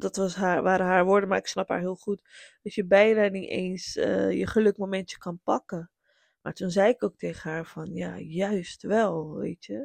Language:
Dutch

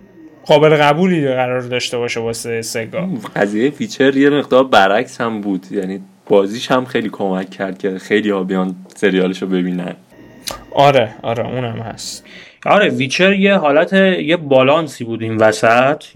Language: Persian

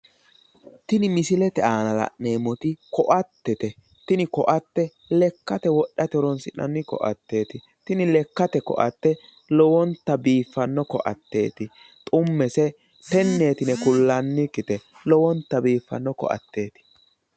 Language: Sidamo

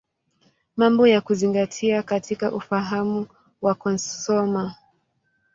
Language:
Swahili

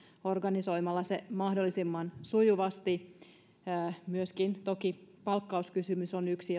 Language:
Finnish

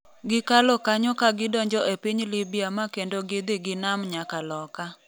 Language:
Luo (Kenya and Tanzania)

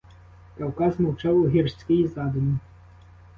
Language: Ukrainian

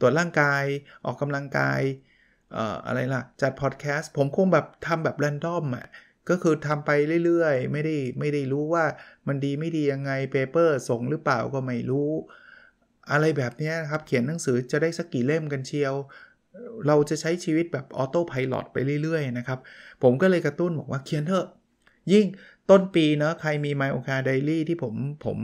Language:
Thai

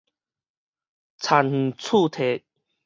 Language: Min Nan Chinese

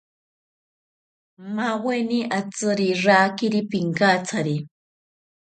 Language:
South Ucayali Ashéninka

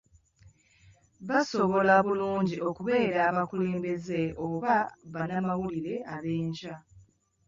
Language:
Ganda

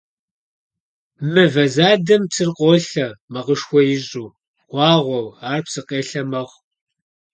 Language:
Kabardian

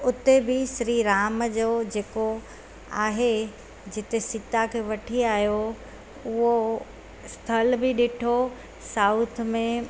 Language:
Sindhi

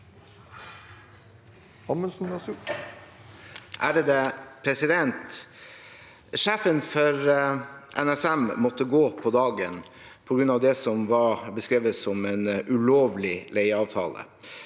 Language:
Norwegian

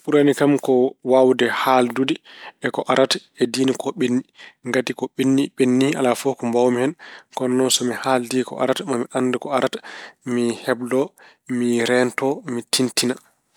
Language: Fula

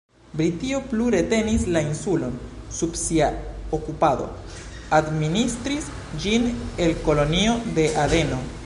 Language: Esperanto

